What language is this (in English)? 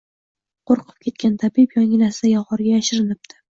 Uzbek